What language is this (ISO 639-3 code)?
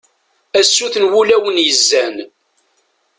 kab